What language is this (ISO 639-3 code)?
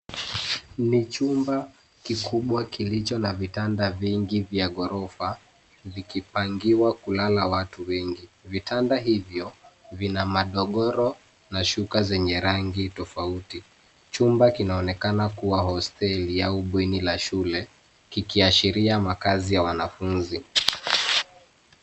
swa